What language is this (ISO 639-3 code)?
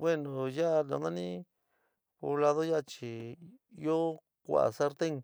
mig